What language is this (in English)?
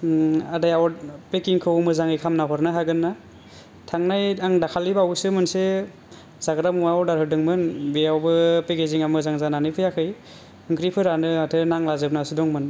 Bodo